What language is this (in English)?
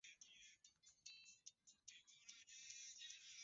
Swahili